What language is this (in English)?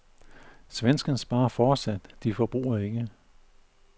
Danish